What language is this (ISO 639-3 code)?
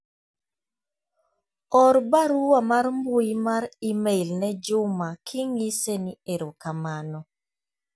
luo